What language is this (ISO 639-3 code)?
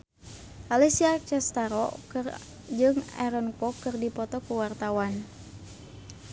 sun